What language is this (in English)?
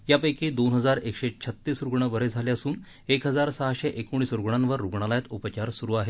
Marathi